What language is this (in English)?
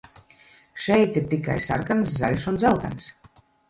Latvian